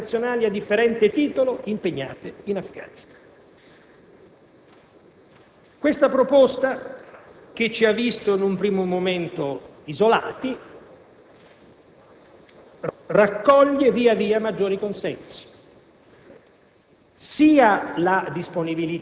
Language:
Italian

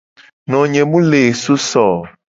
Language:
Gen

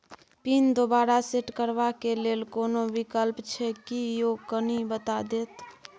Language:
Maithili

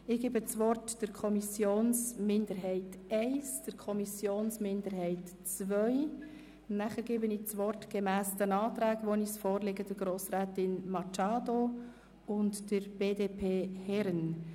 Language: Swiss German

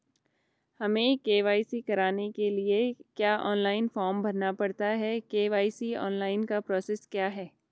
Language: Hindi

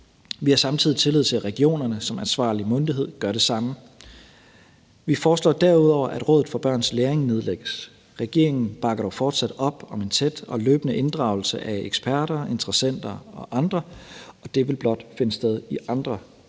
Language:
Danish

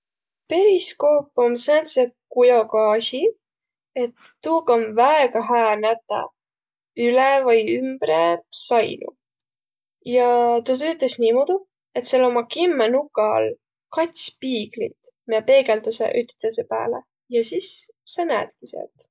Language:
Võro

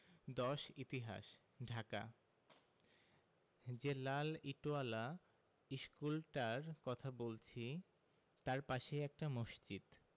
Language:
Bangla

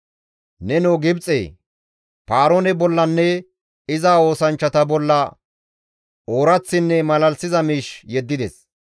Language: Gamo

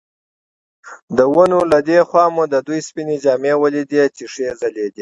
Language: Pashto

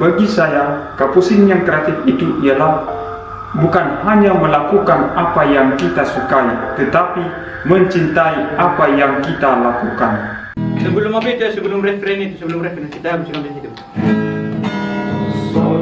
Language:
Indonesian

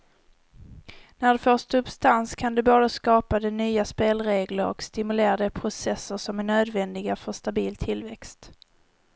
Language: Swedish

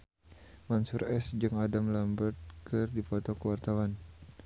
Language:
Sundanese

